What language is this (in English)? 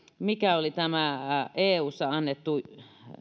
Finnish